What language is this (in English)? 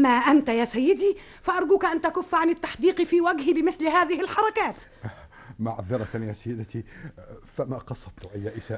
Arabic